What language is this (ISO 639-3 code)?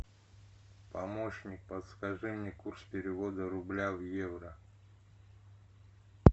rus